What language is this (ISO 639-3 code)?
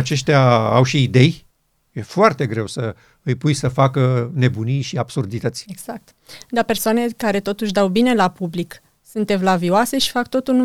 ron